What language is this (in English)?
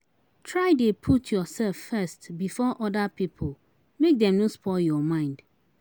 Nigerian Pidgin